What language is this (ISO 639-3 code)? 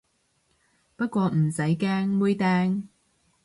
yue